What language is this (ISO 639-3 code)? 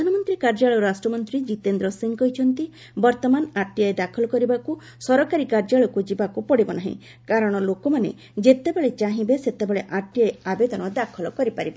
ori